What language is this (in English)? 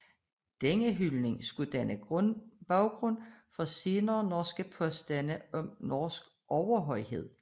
Danish